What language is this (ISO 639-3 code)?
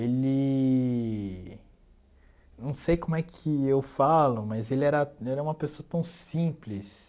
por